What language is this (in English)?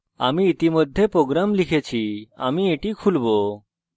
Bangla